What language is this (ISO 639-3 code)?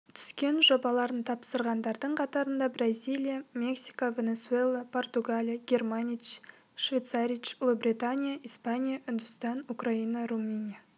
kaz